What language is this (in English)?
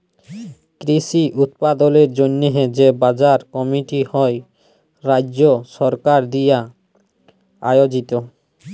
Bangla